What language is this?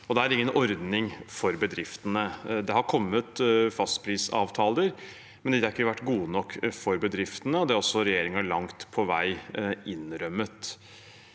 Norwegian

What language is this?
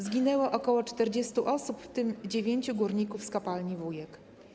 Polish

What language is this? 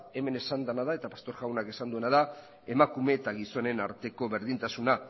Basque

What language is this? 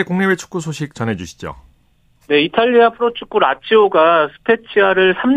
Korean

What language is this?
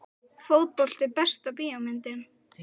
Icelandic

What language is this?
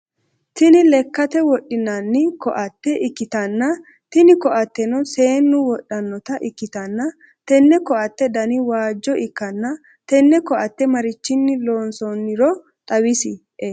Sidamo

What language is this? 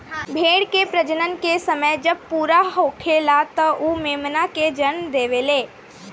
Bhojpuri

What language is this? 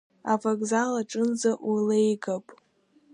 Abkhazian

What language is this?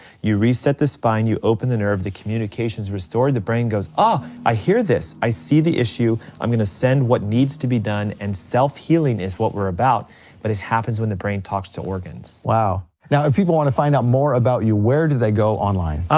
English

